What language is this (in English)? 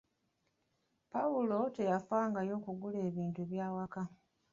Ganda